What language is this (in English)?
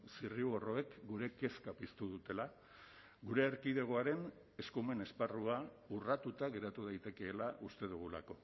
Basque